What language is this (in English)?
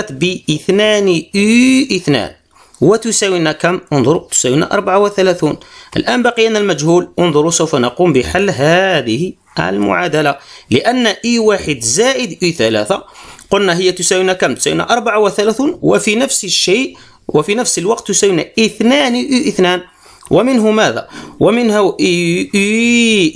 Arabic